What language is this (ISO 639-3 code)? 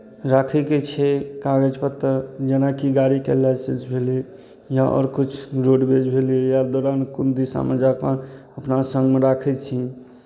mai